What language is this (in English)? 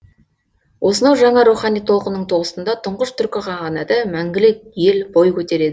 Kazakh